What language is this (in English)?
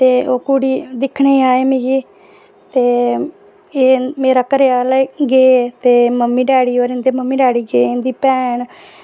Dogri